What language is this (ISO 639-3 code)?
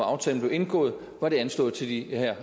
dan